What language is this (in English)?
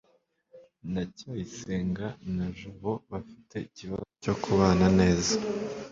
Kinyarwanda